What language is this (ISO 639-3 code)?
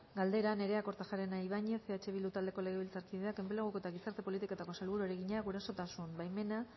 eus